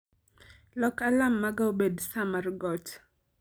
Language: Luo (Kenya and Tanzania)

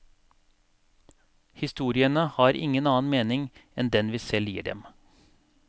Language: Norwegian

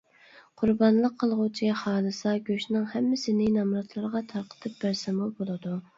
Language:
Uyghur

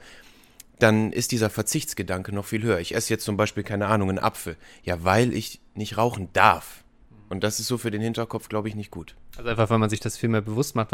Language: German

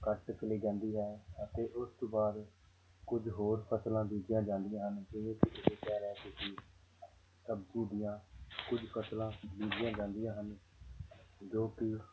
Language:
Punjabi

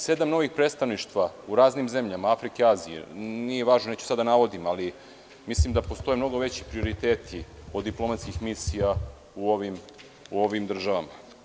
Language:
Serbian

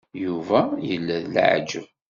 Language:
Kabyle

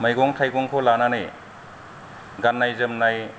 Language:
Bodo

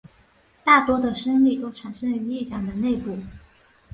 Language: Chinese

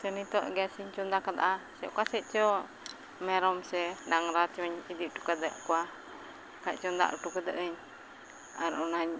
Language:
Santali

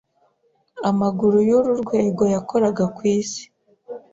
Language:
Kinyarwanda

